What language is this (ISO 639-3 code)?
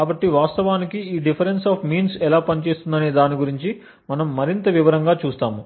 tel